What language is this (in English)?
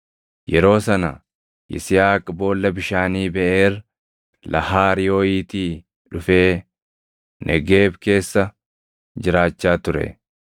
Oromo